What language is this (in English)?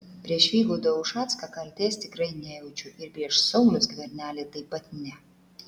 Lithuanian